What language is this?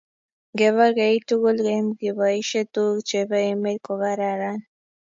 Kalenjin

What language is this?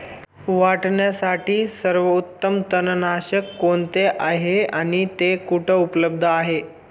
Marathi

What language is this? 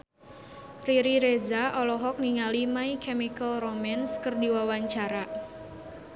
Sundanese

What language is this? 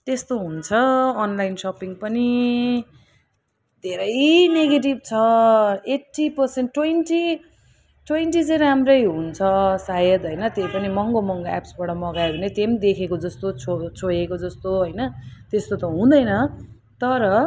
Nepali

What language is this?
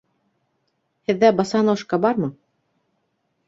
Bashkir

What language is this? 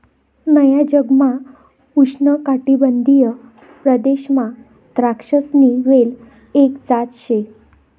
Marathi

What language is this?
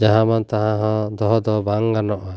Santali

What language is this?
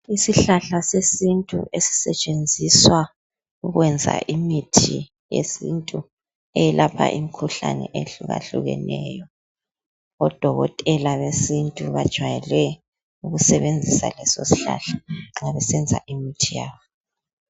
North Ndebele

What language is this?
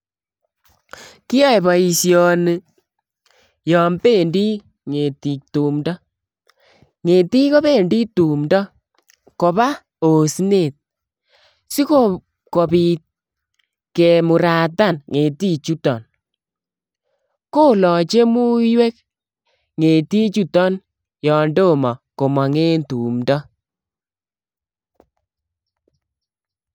Kalenjin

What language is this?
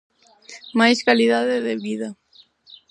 Galician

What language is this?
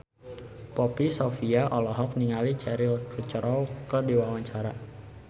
Sundanese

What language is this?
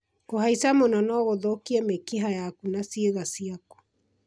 Kikuyu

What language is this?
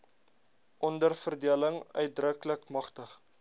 Afrikaans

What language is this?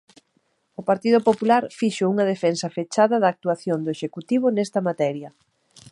Galician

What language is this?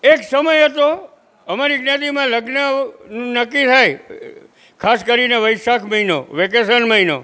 Gujarati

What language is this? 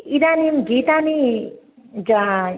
Sanskrit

